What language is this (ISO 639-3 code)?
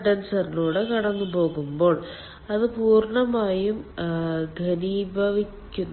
mal